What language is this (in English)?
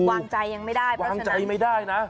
Thai